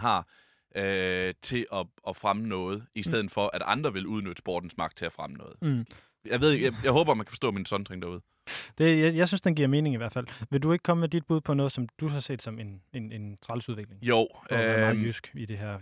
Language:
Danish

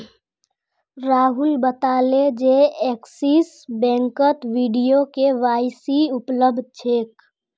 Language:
Magahi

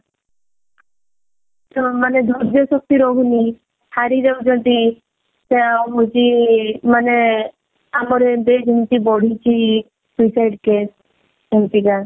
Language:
Odia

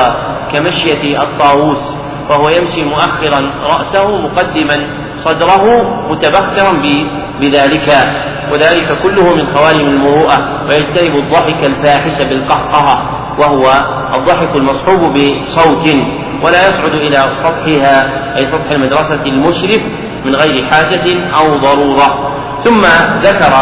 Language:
Arabic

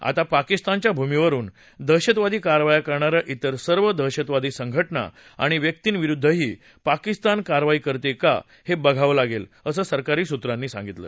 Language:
Marathi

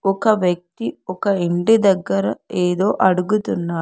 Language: Telugu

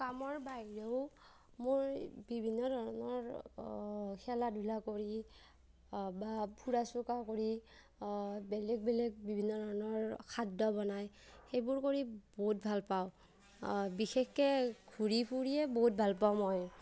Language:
Assamese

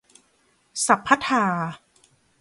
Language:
Thai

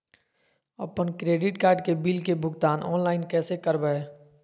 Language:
Magahi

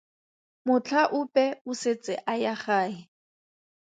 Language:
Tswana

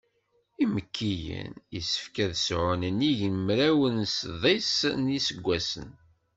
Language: Kabyle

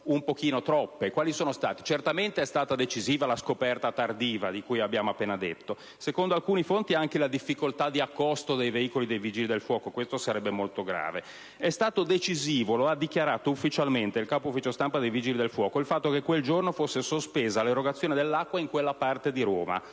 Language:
Italian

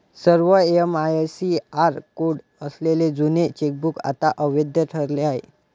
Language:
Marathi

